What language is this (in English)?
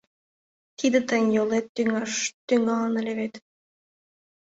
Mari